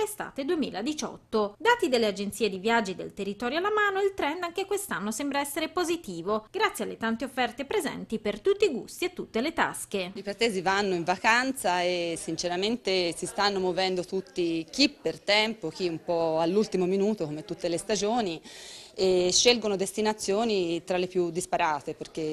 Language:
Italian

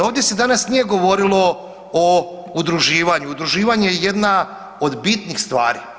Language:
Croatian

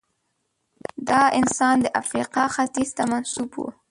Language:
Pashto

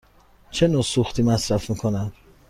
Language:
Persian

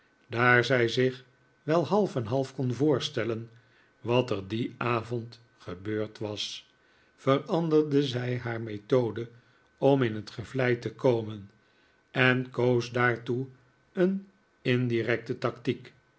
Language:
Dutch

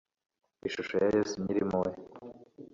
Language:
Kinyarwanda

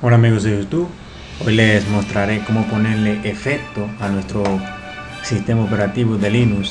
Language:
Spanish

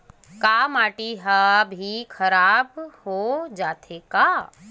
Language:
Chhattisgarhi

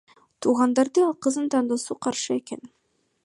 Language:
Kyrgyz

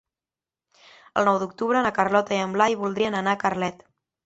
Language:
Catalan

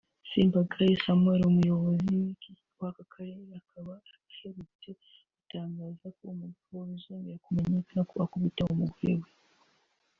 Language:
Kinyarwanda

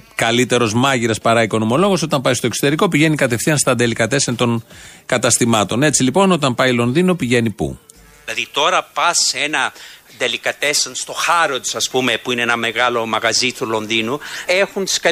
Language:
Greek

